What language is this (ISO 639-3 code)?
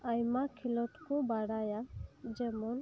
sat